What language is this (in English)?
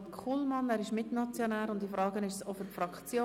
Swiss German